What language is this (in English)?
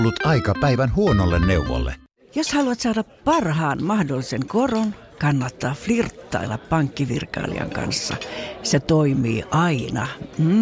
Finnish